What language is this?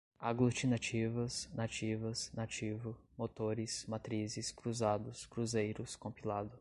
Portuguese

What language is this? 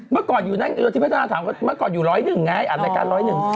Thai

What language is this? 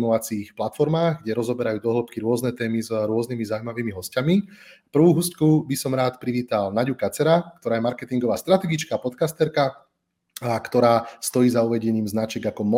Slovak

